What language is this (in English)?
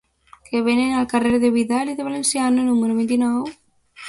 Catalan